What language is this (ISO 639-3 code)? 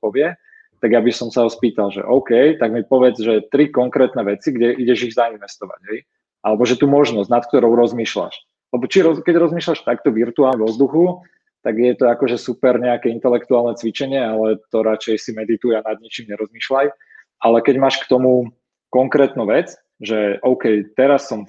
slk